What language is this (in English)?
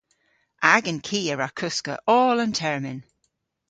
Cornish